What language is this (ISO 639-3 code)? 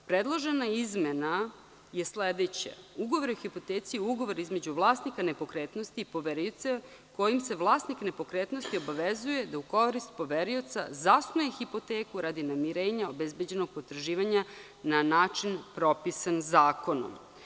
srp